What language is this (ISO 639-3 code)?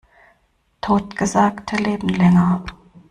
deu